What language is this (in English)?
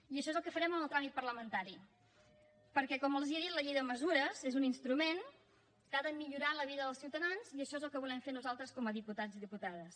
Catalan